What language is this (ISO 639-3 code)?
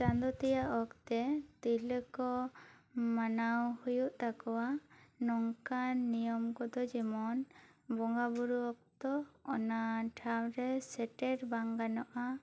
sat